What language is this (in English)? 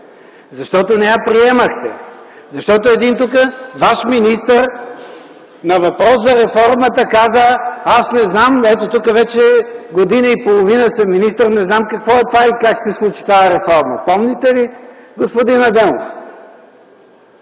Bulgarian